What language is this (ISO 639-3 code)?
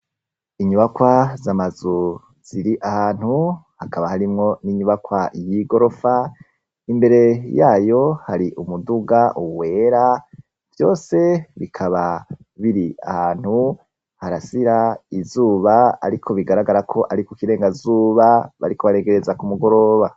run